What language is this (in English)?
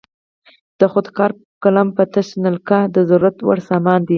Pashto